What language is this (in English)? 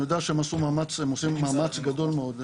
Hebrew